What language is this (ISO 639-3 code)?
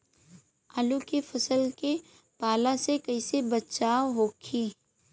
bho